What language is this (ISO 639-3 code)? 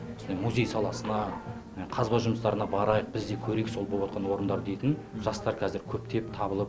kaz